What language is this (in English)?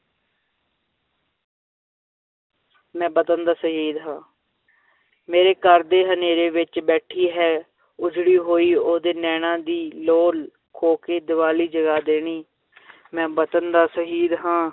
Punjabi